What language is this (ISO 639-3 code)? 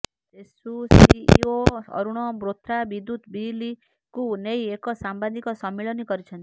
ori